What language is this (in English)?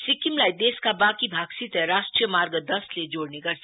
Nepali